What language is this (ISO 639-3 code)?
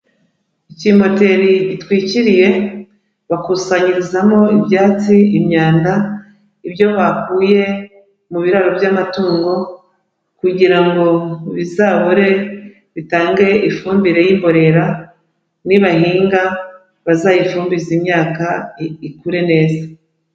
kin